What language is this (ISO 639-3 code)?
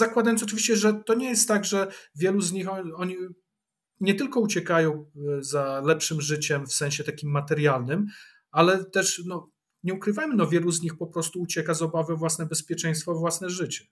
pol